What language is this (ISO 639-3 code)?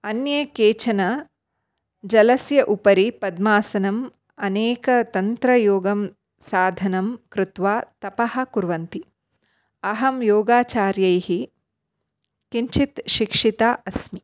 san